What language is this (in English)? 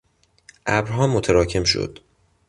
Persian